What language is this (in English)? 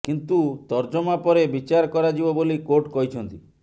Odia